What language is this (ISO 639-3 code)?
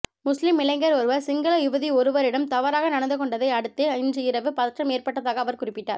tam